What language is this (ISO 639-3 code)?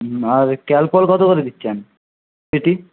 ben